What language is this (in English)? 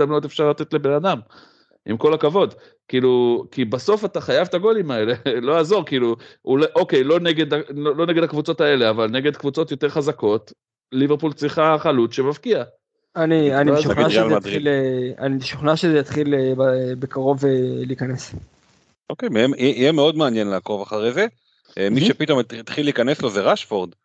Hebrew